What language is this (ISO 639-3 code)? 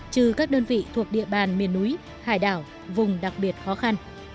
vie